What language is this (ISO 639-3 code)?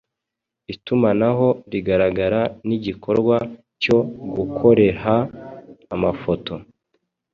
kin